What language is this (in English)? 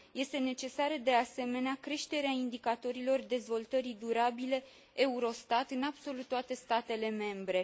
Romanian